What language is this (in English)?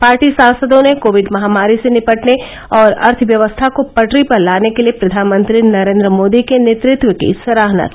Hindi